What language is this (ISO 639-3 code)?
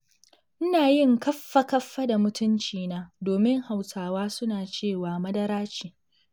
hau